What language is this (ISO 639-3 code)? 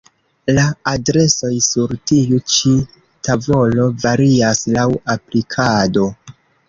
epo